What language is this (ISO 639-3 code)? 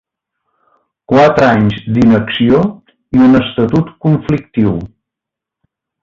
cat